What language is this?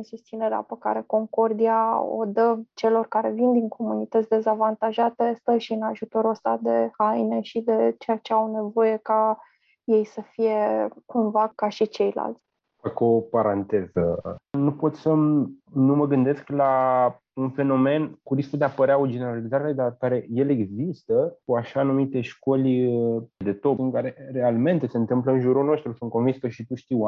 Romanian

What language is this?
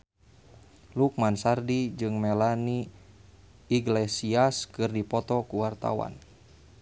Sundanese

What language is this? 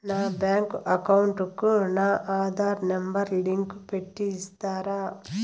Telugu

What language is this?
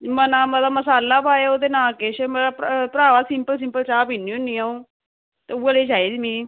Dogri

